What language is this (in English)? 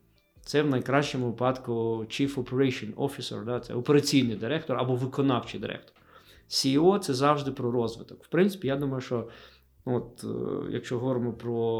Ukrainian